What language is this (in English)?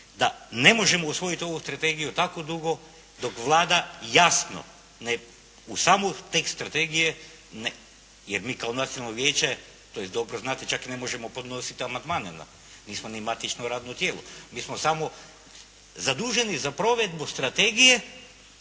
Croatian